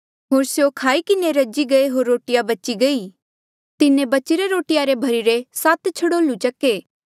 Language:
Mandeali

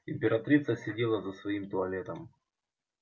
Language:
Russian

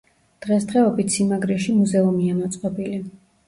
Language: Georgian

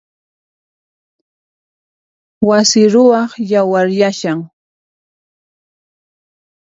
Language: Puno Quechua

